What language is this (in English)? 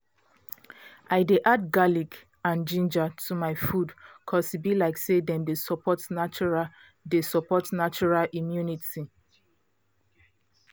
Nigerian Pidgin